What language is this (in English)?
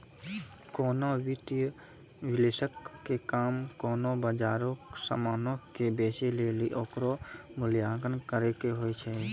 Maithili